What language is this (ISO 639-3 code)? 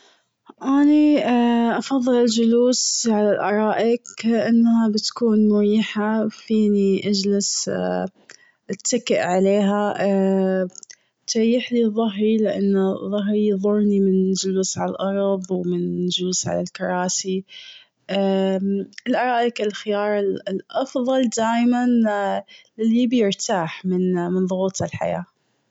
afb